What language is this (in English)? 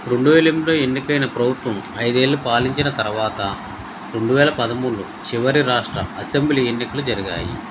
Telugu